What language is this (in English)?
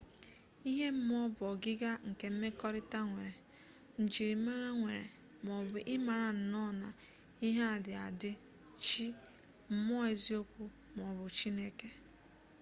Igbo